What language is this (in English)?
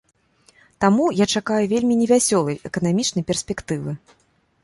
Belarusian